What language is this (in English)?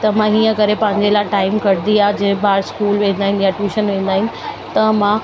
Sindhi